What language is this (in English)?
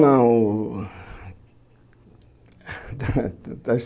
Portuguese